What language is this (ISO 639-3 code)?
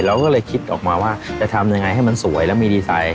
tha